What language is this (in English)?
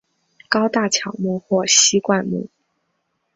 Chinese